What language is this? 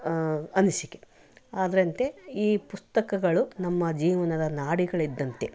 Kannada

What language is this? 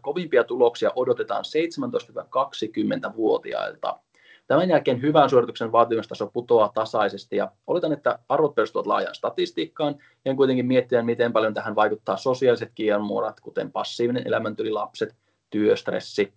Finnish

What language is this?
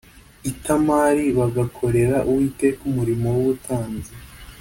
Kinyarwanda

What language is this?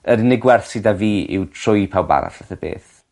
Welsh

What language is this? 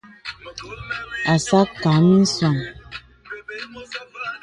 Bebele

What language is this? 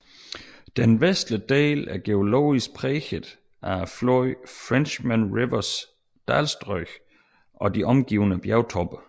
Danish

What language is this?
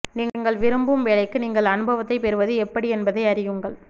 Tamil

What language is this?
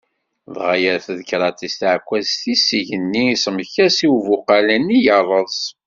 Kabyle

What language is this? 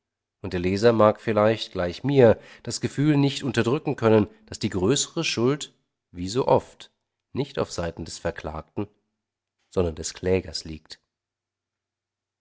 German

